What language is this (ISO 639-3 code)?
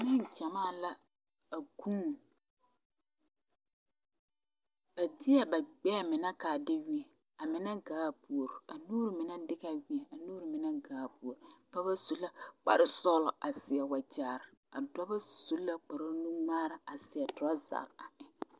dga